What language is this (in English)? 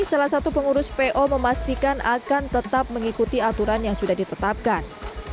Indonesian